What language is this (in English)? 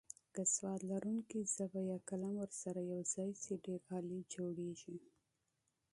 Pashto